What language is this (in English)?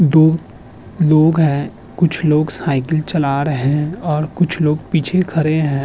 Hindi